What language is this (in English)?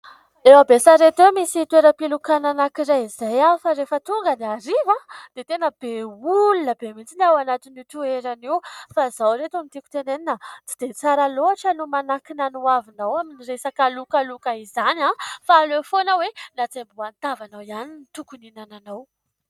Malagasy